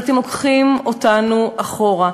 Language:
Hebrew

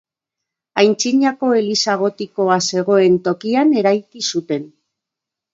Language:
Basque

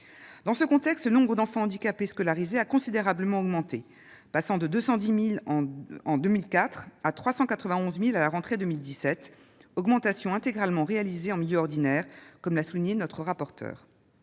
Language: French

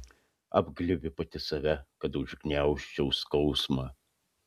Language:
Lithuanian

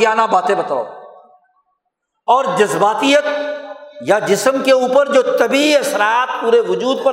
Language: Urdu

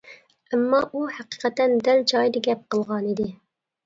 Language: Uyghur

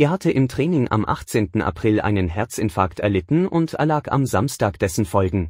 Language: German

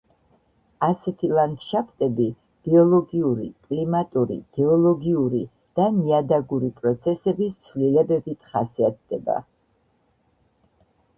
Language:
Georgian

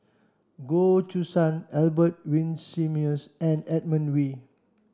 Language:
English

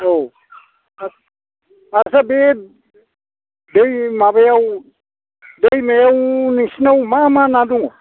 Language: Bodo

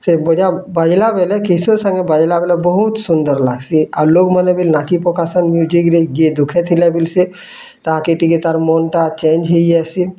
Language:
Odia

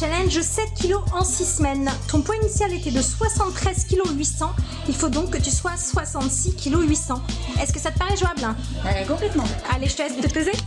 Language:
French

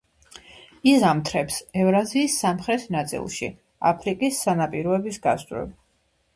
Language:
Georgian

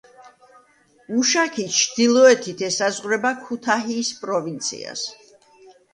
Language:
Georgian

